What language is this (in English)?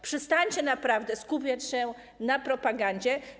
Polish